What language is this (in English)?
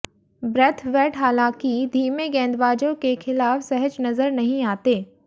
Hindi